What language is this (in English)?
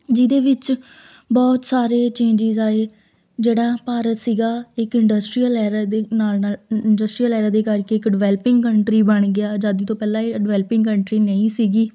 Punjabi